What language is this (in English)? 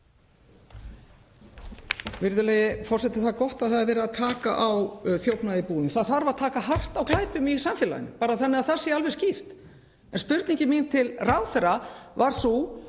Icelandic